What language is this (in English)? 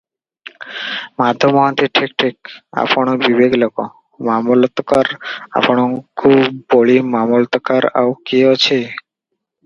Odia